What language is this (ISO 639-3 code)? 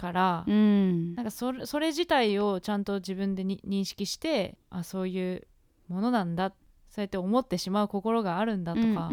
jpn